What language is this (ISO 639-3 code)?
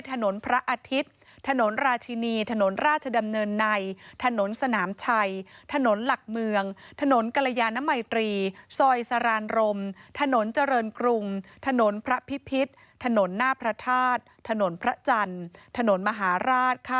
tha